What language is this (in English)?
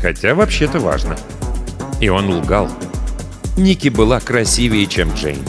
Russian